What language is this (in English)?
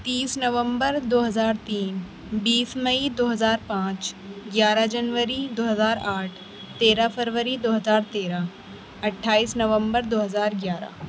Urdu